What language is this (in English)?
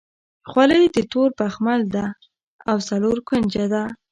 Pashto